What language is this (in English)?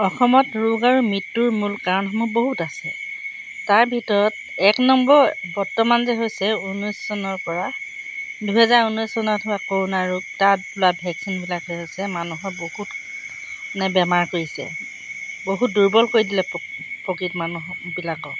Assamese